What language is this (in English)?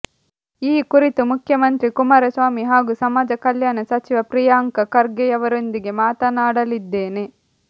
Kannada